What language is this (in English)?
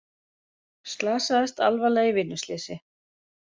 Icelandic